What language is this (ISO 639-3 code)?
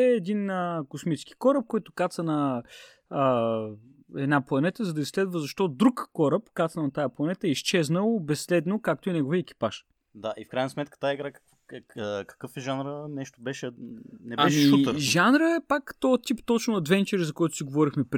bul